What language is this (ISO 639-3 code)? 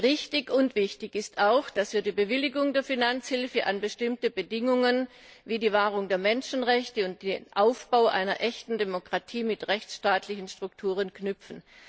deu